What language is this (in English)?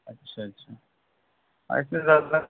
Urdu